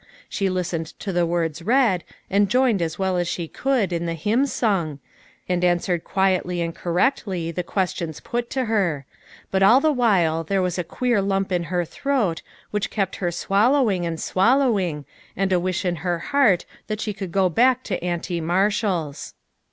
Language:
English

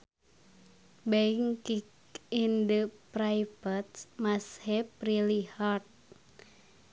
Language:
Sundanese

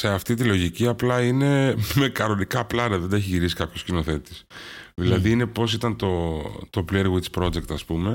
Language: Greek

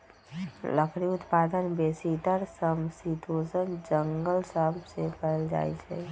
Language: Magahi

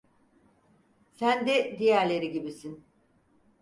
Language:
Turkish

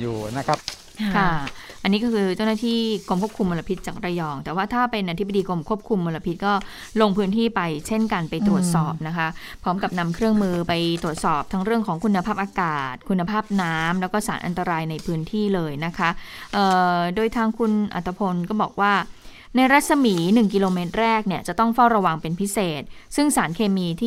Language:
Thai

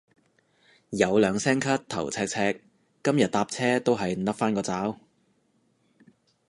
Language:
Cantonese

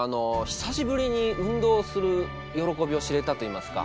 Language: Japanese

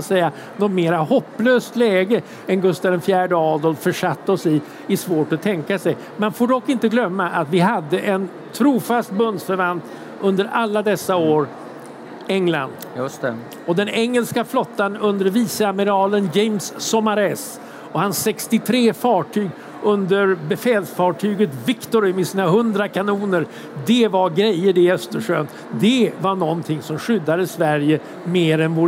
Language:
Swedish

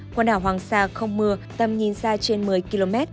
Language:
Vietnamese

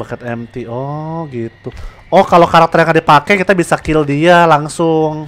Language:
Indonesian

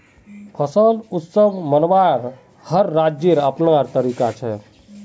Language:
Magahi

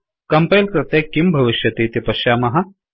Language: Sanskrit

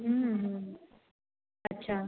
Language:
Marathi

